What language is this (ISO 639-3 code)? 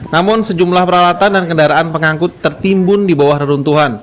ind